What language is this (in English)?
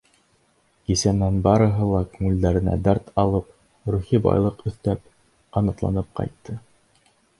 Bashkir